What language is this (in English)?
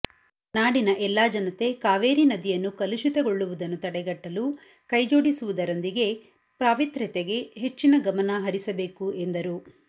Kannada